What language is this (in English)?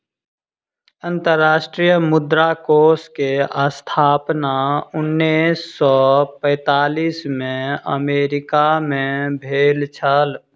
Maithili